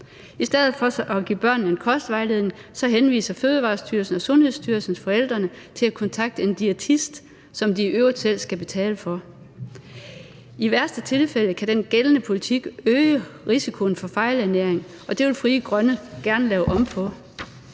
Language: Danish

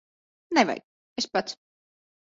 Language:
Latvian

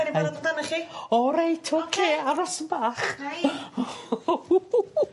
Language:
Welsh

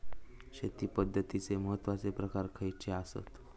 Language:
Marathi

